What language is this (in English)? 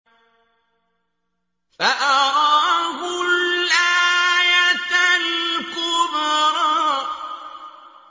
Arabic